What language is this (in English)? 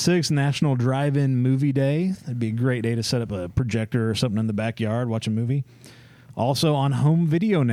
English